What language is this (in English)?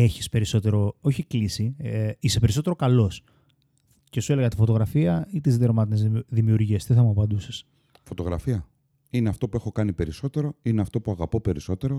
Greek